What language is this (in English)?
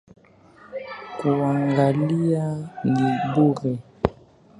Swahili